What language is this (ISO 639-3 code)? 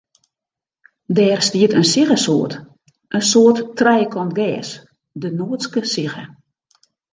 fry